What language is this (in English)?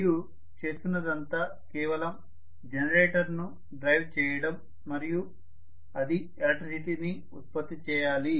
Telugu